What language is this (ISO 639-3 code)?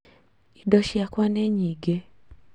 kik